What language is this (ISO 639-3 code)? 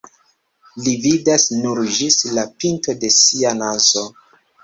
epo